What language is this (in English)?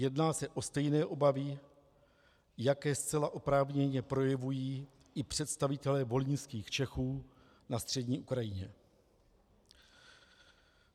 Czech